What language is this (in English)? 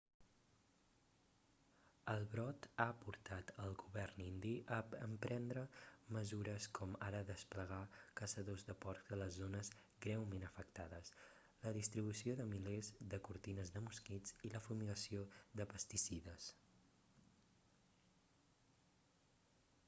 Catalan